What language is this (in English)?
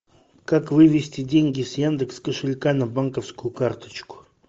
Russian